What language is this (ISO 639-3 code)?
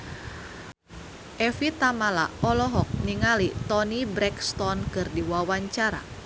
sun